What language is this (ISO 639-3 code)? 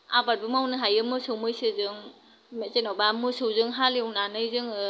brx